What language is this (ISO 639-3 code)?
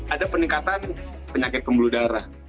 ind